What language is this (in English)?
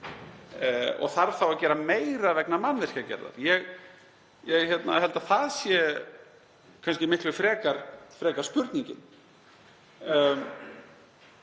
Icelandic